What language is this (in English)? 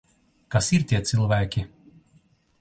Latvian